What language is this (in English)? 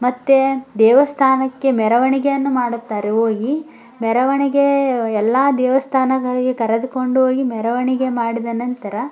Kannada